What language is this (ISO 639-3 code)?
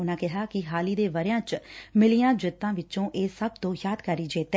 pan